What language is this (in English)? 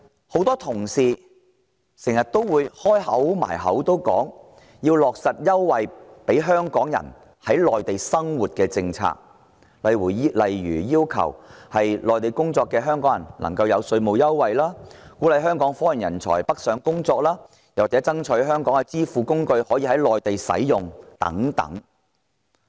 Cantonese